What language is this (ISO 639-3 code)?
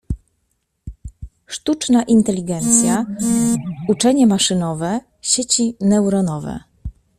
pol